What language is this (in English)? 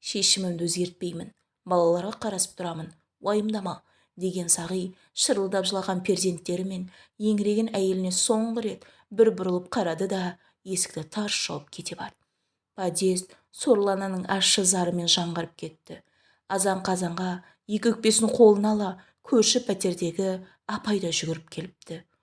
Turkish